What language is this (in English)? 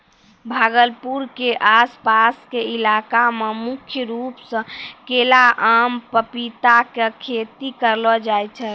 Maithili